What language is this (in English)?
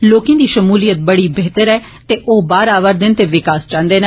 Dogri